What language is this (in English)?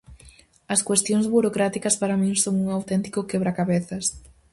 Galician